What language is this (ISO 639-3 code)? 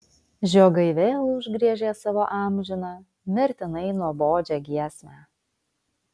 lit